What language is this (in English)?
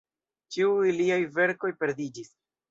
Esperanto